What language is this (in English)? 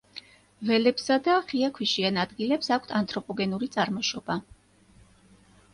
Georgian